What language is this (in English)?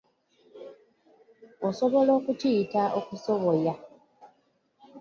Ganda